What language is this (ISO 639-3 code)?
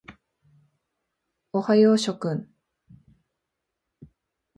jpn